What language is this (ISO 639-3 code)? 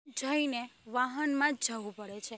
guj